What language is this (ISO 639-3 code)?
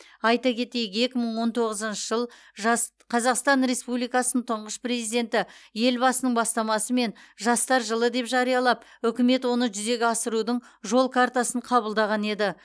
kaz